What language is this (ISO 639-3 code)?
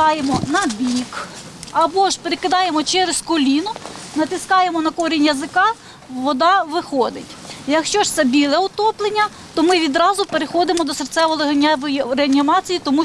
ukr